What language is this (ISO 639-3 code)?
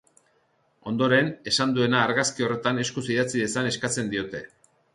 eus